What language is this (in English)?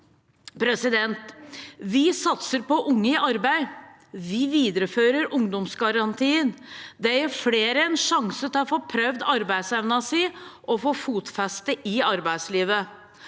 Norwegian